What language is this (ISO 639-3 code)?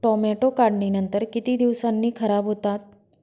mar